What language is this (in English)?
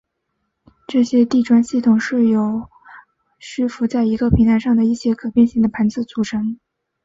Chinese